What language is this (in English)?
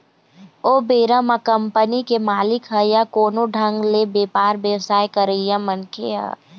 Chhattisgarhi